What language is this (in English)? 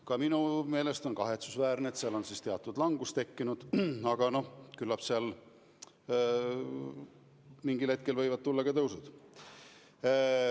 Estonian